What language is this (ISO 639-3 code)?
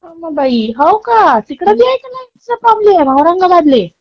mar